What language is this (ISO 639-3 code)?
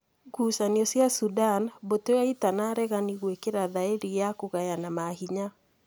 kik